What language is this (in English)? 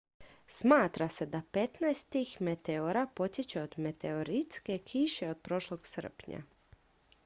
Croatian